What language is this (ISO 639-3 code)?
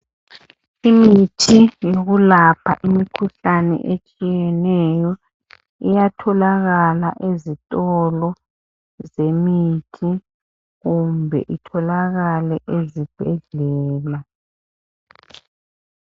nde